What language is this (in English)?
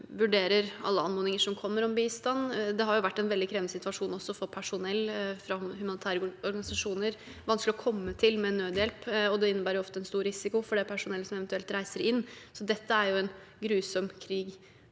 Norwegian